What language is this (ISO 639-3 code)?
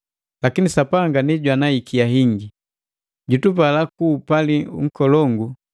mgv